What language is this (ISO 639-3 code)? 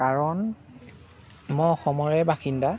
asm